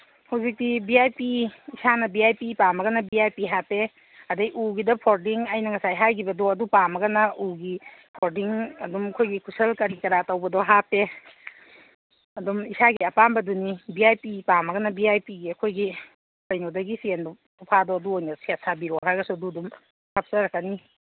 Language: Manipuri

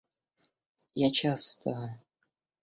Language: Russian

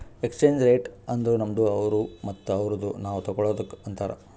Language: Kannada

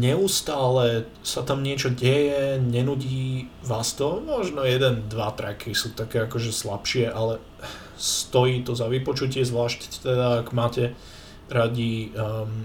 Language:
Slovak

